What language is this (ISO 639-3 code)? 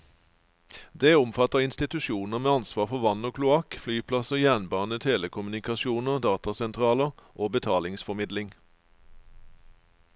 nor